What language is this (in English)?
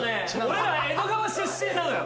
Japanese